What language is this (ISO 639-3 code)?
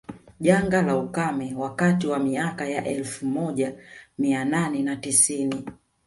swa